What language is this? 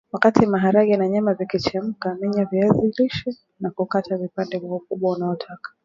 Swahili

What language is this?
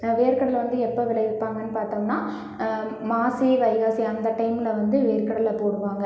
Tamil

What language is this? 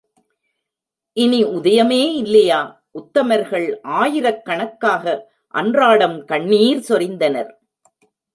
Tamil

